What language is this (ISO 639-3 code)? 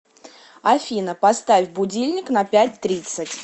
rus